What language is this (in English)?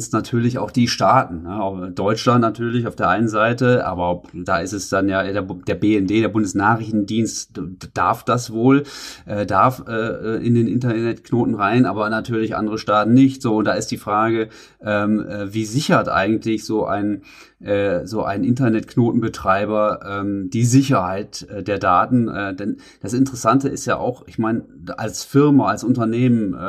German